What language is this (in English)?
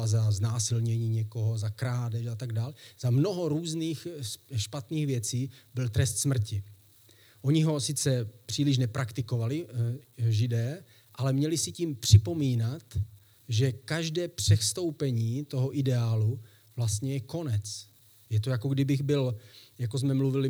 Czech